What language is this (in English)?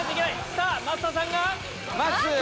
Japanese